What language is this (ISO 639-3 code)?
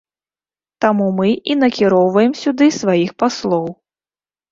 bel